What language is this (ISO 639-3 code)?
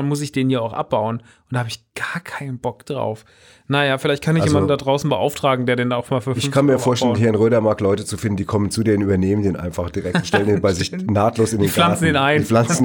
deu